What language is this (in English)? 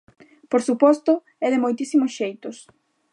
Galician